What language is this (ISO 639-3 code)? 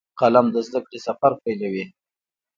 pus